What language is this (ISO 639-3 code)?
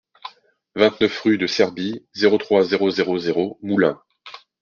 fra